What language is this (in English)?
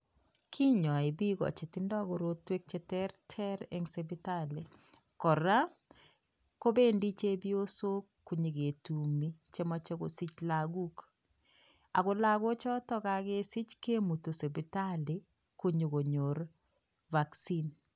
Kalenjin